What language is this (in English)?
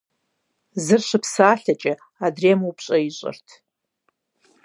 Kabardian